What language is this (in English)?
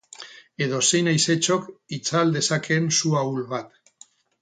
Basque